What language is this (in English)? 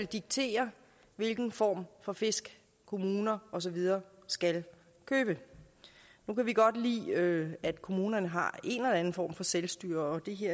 Danish